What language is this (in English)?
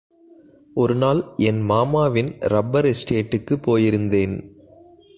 Tamil